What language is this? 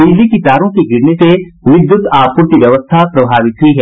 Hindi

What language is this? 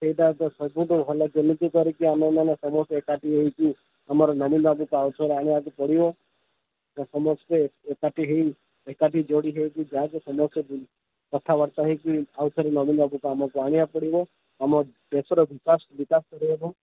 Odia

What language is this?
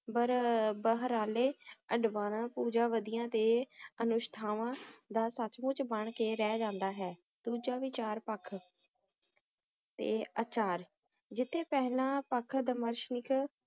Punjabi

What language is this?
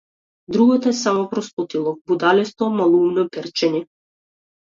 Macedonian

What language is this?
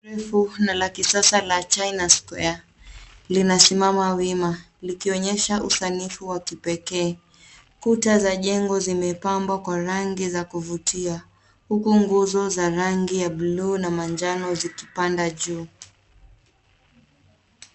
Swahili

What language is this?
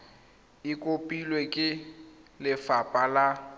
Tswana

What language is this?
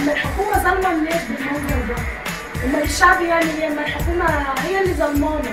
Arabic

